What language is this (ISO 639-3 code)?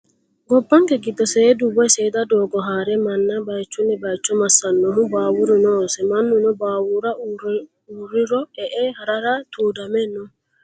sid